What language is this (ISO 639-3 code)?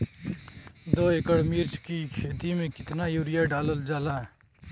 bho